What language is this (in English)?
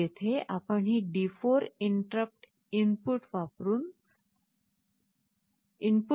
Marathi